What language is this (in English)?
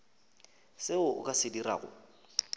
Northern Sotho